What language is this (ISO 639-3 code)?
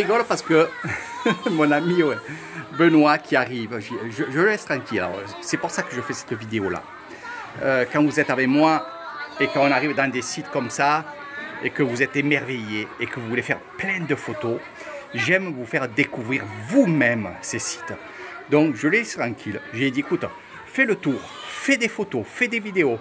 fra